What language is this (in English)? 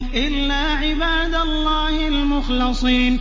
Arabic